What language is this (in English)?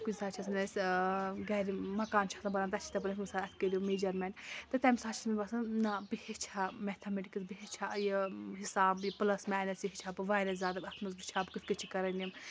Kashmiri